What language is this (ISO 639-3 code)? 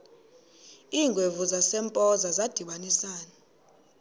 xho